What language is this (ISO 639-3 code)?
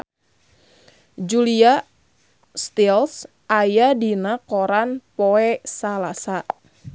sun